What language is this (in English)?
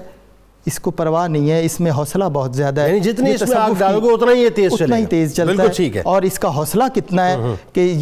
Urdu